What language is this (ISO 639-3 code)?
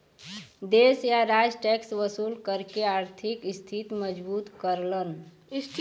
bho